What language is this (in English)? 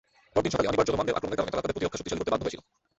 Bangla